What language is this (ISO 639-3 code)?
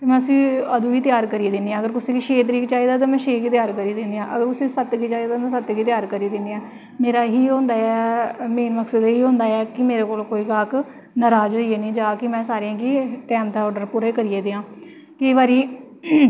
doi